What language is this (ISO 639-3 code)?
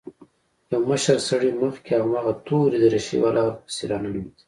pus